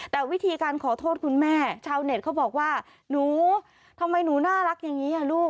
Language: Thai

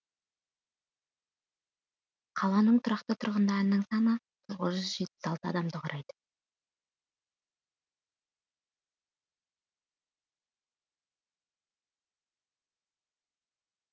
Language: Kazakh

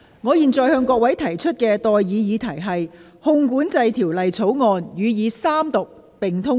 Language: Cantonese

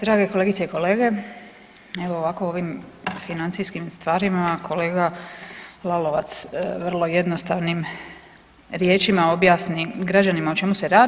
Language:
Croatian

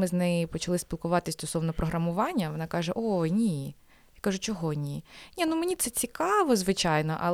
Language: Ukrainian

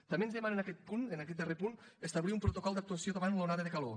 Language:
Catalan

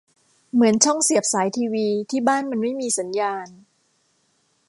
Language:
Thai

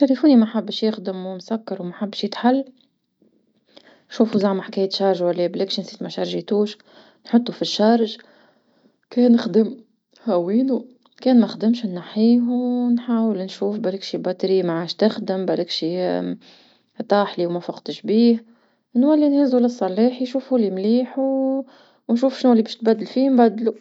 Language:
Tunisian Arabic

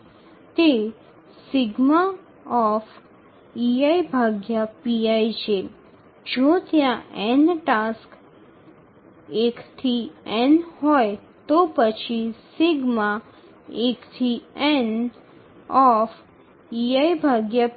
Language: Bangla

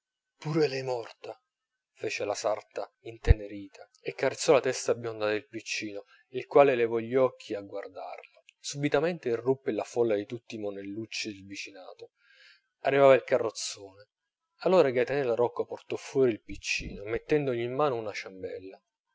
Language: Italian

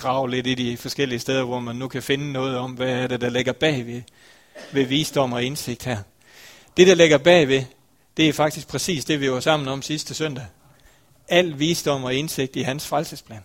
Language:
Danish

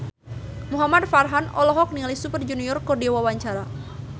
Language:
Sundanese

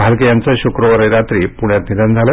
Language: Marathi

